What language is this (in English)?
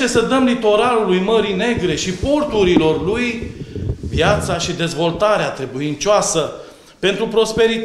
Romanian